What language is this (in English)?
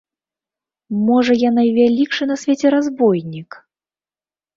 Belarusian